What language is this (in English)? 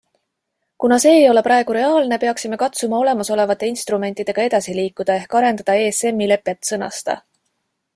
Estonian